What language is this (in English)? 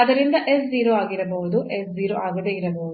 Kannada